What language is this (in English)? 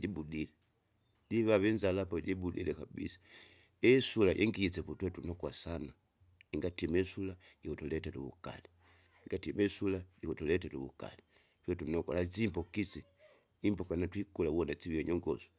Kinga